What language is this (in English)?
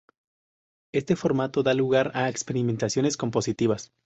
Spanish